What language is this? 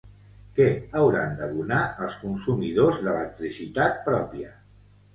Catalan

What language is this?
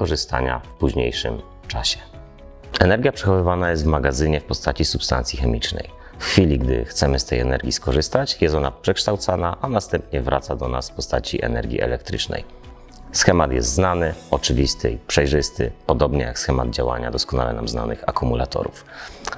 Polish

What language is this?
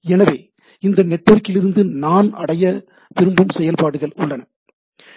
Tamil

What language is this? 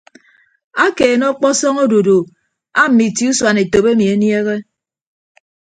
Ibibio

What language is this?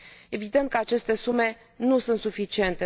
Romanian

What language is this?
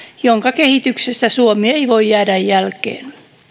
Finnish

